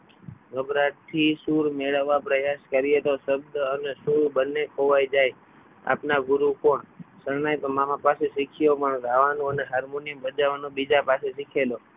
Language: Gujarati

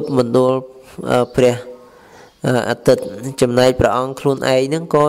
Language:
Vietnamese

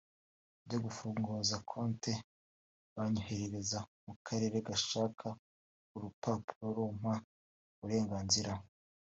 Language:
Kinyarwanda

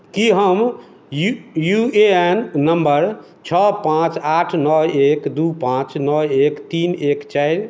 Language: Maithili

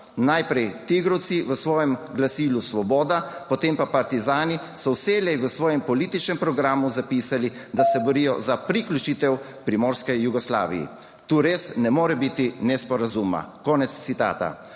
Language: Slovenian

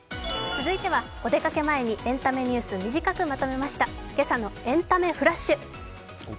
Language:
Japanese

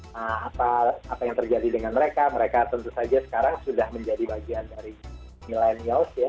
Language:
Indonesian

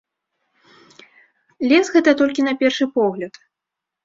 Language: Belarusian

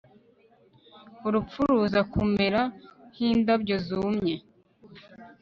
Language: Kinyarwanda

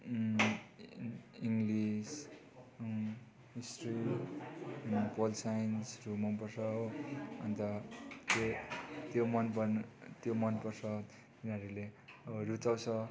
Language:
Nepali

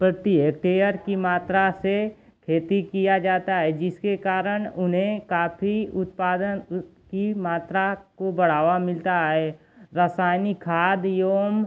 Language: Hindi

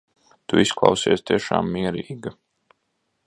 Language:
Latvian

